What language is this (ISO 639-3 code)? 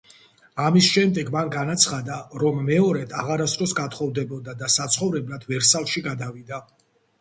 kat